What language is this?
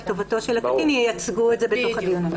Hebrew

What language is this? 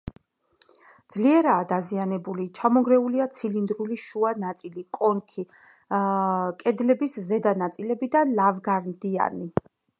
Georgian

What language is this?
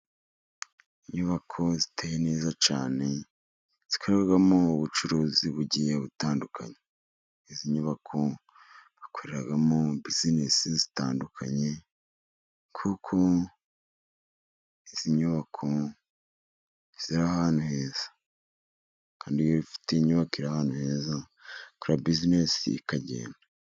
Kinyarwanda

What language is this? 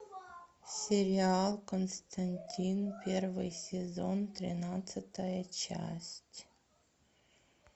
Russian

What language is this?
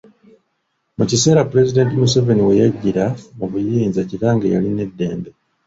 Ganda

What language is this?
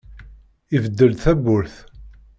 Kabyle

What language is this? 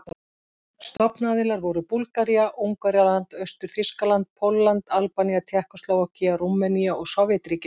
Icelandic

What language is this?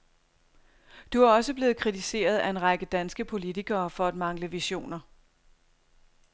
Danish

